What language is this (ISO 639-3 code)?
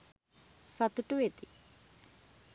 sin